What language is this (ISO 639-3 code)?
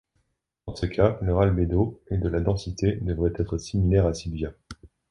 fra